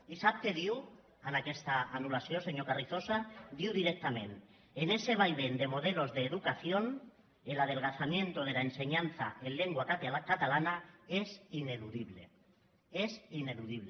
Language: Catalan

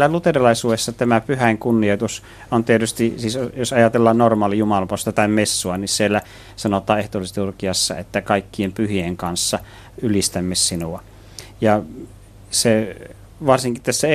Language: Finnish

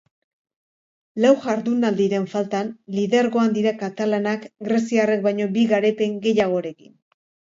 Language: Basque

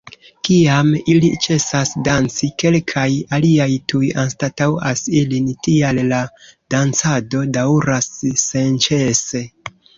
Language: Esperanto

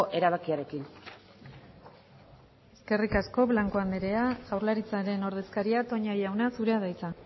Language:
Basque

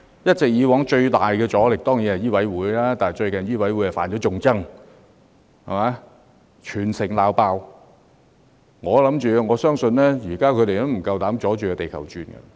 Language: Cantonese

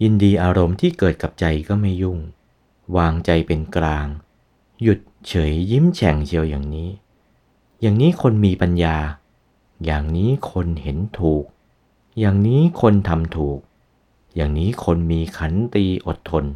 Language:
Thai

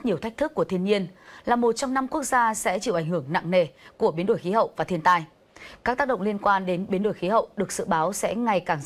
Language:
Vietnamese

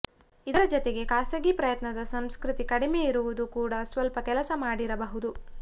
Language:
Kannada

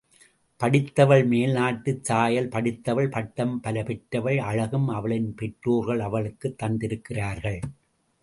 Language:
Tamil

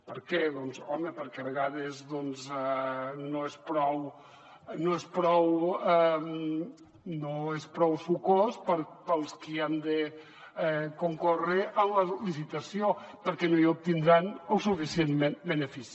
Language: Catalan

